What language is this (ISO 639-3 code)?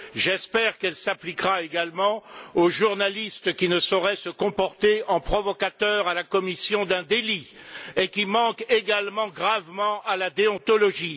fra